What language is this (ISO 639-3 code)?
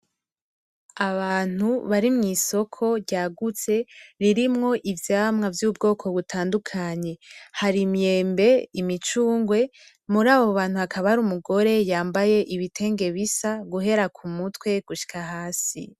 run